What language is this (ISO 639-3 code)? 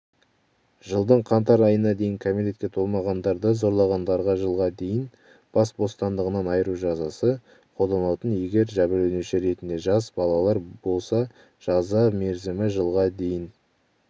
kaz